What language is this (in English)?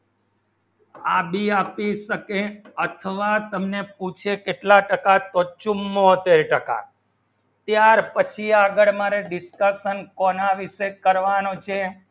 Gujarati